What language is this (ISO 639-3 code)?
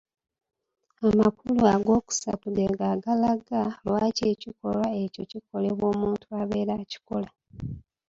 lug